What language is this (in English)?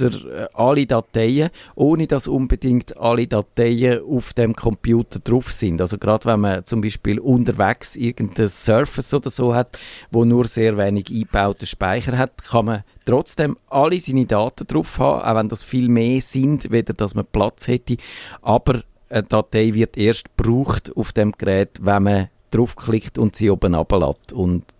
German